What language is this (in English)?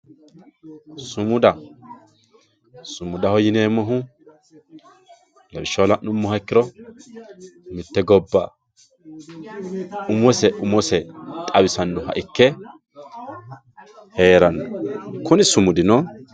Sidamo